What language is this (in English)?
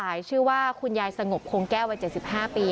Thai